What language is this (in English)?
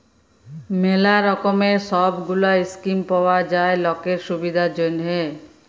Bangla